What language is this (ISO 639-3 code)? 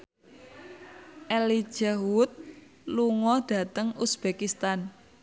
jav